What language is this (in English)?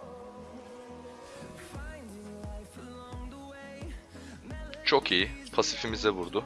Turkish